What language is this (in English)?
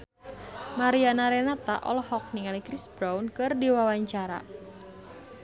Sundanese